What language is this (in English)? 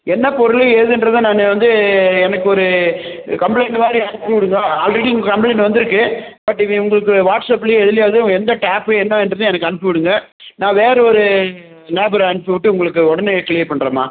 Tamil